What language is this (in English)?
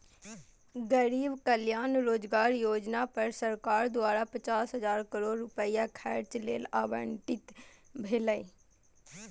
Maithili